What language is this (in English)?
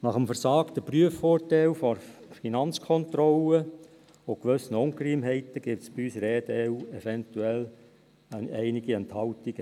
Swiss German